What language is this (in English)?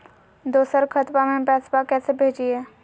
Magahi